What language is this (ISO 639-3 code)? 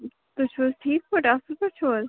kas